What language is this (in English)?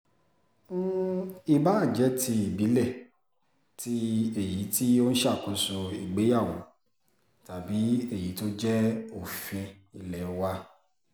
Yoruba